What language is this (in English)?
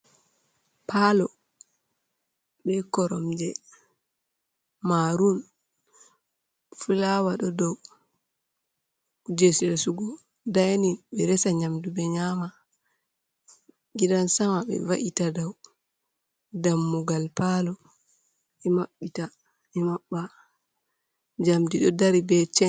Fula